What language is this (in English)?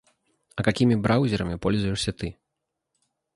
Russian